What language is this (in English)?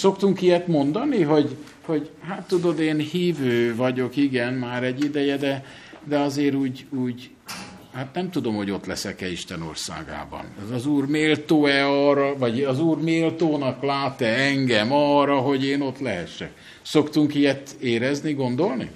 Hungarian